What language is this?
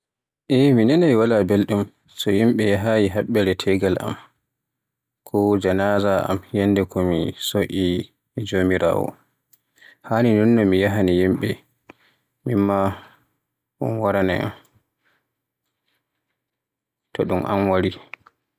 Borgu Fulfulde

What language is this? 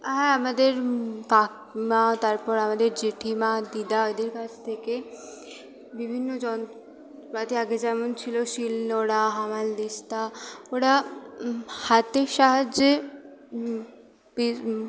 Bangla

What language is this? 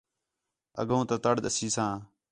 Khetrani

